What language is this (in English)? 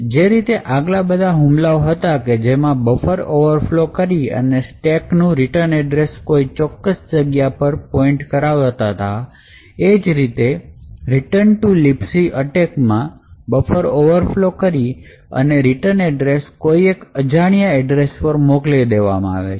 Gujarati